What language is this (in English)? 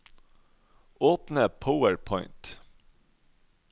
Norwegian